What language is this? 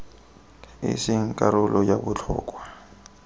Tswana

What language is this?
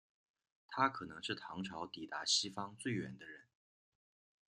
Chinese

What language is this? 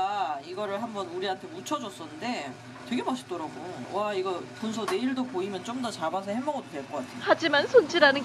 Korean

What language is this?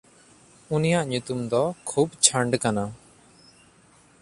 Santali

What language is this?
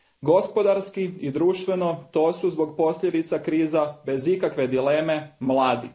Croatian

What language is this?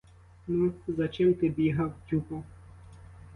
Ukrainian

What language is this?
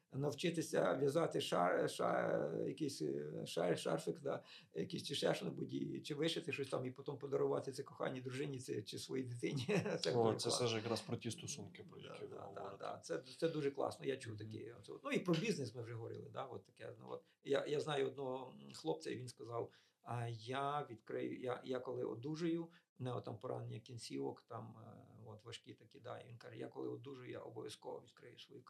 Ukrainian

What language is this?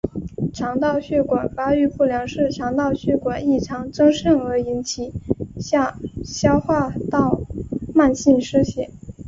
Chinese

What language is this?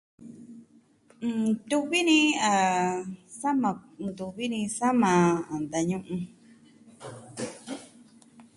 Southwestern Tlaxiaco Mixtec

